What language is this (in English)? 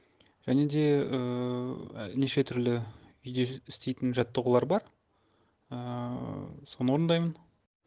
Kazakh